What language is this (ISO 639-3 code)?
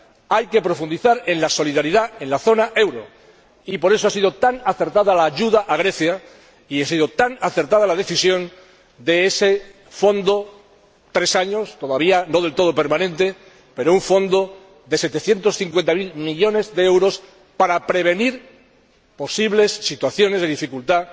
spa